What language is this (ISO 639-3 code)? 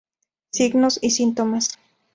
spa